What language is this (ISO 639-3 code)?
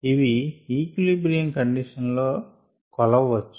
tel